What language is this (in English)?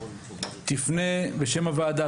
Hebrew